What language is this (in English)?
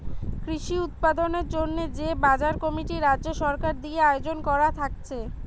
Bangla